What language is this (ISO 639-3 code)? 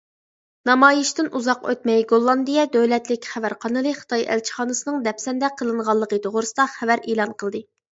uig